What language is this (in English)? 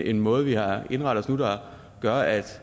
Danish